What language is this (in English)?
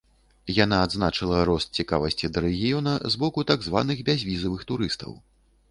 Belarusian